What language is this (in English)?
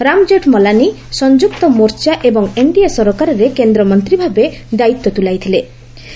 Odia